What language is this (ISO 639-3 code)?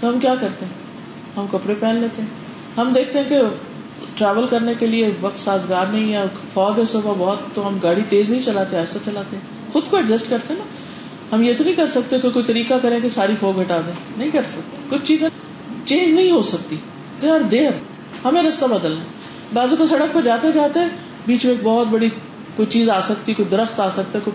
urd